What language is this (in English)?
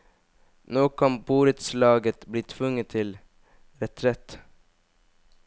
Norwegian